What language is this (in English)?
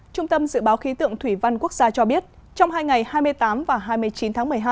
Vietnamese